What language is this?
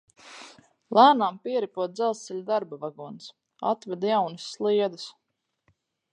Latvian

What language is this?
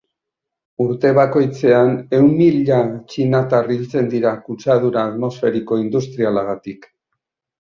Basque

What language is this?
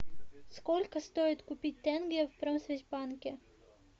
Russian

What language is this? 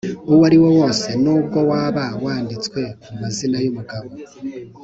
Kinyarwanda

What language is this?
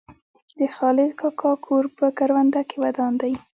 Pashto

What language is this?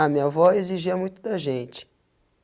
Portuguese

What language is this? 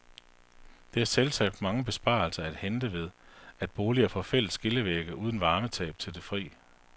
Danish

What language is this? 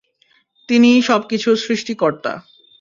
Bangla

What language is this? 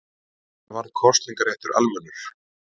Icelandic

